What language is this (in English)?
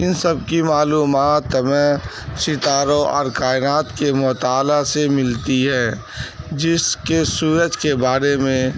Urdu